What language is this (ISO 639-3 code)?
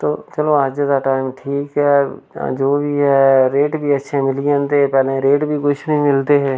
doi